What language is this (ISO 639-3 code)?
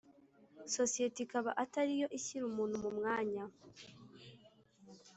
kin